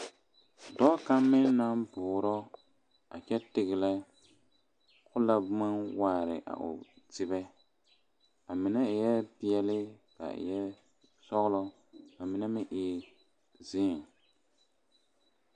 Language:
Southern Dagaare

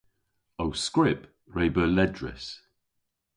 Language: Cornish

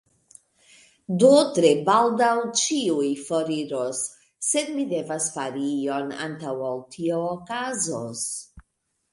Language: Esperanto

